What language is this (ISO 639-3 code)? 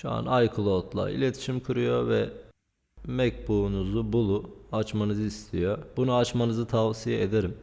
tur